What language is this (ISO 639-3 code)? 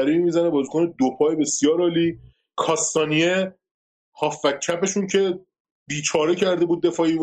fas